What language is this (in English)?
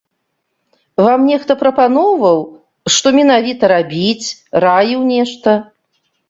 Belarusian